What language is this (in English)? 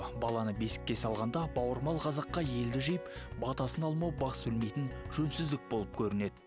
Kazakh